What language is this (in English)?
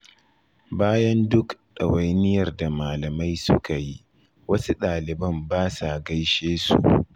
Hausa